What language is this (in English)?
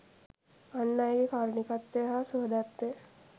Sinhala